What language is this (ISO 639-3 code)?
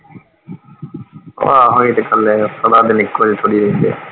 pan